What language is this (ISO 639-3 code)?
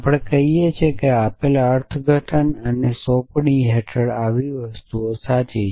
guj